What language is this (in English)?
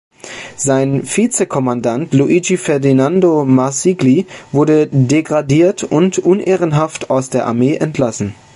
German